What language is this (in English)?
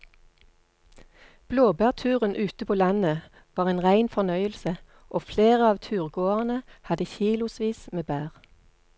Norwegian